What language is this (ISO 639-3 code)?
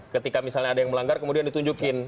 ind